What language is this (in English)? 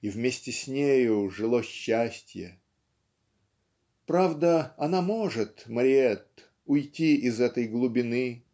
Russian